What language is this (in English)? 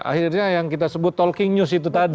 Indonesian